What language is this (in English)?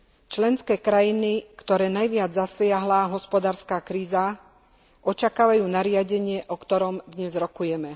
Slovak